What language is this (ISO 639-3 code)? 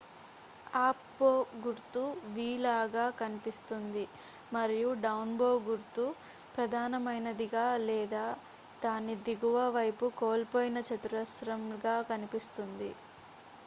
tel